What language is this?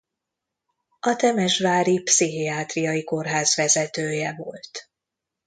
Hungarian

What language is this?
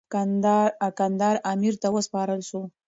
Pashto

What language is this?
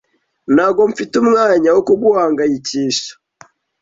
Kinyarwanda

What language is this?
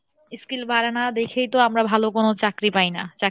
Bangla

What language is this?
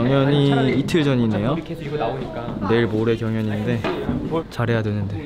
Korean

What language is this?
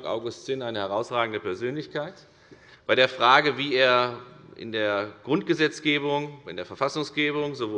German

